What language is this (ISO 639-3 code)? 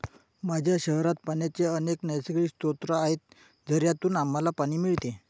mar